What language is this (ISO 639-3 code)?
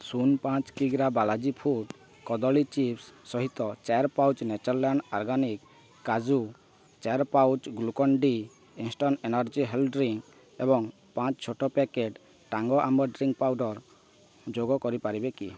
ori